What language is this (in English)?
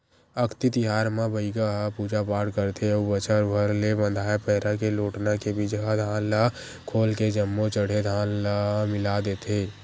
Chhattisgarhi